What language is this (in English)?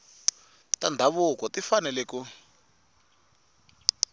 Tsonga